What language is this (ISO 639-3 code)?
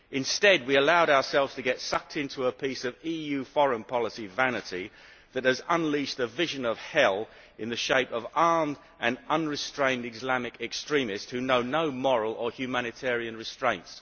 eng